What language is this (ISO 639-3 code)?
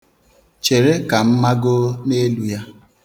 ibo